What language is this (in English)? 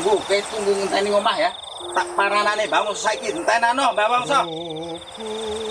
Indonesian